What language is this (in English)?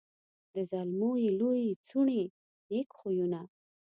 Pashto